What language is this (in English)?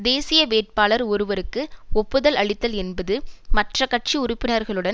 Tamil